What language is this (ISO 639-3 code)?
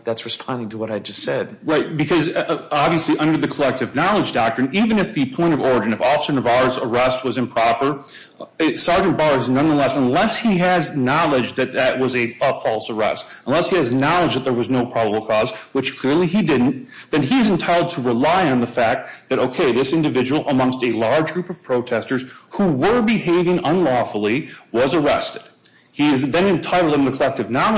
eng